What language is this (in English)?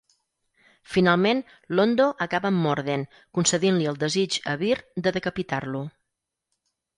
Catalan